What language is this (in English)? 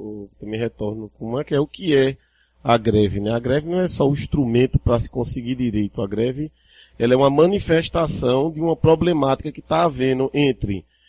Portuguese